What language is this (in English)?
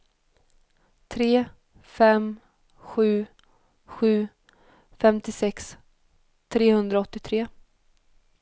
Swedish